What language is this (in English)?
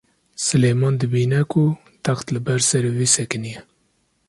Kurdish